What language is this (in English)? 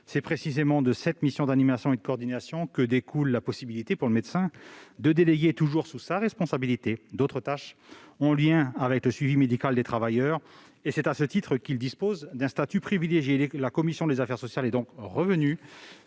French